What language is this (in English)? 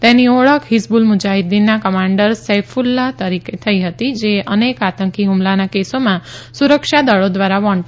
Gujarati